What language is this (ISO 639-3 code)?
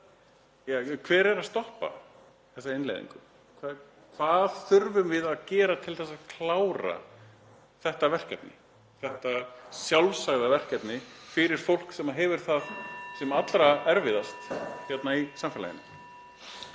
isl